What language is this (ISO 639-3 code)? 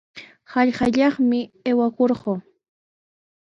qws